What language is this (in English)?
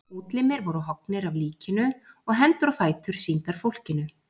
Icelandic